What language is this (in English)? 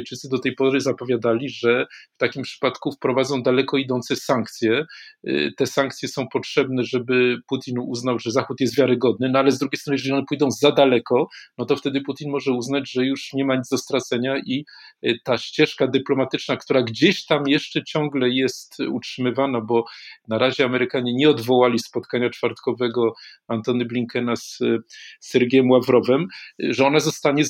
Polish